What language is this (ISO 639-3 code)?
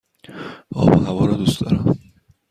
fas